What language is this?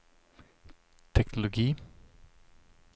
Swedish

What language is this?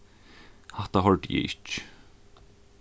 Faroese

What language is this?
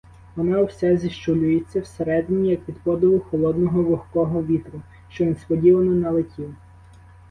Ukrainian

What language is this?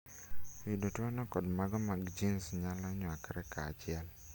Luo (Kenya and Tanzania)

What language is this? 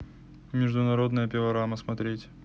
Russian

